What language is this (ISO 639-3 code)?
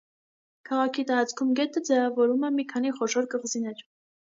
hye